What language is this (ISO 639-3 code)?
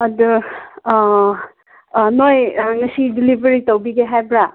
mni